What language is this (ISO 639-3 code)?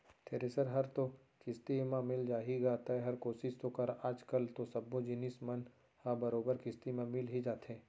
hne